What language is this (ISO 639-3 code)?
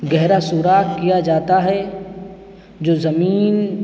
urd